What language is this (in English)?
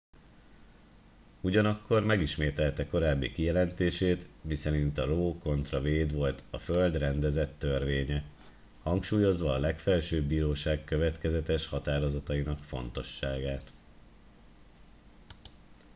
Hungarian